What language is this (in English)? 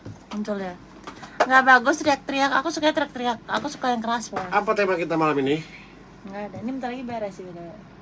Indonesian